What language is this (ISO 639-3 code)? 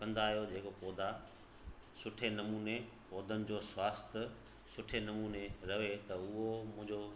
snd